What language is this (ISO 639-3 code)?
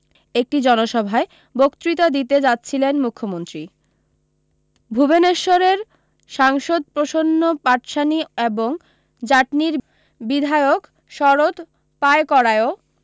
ben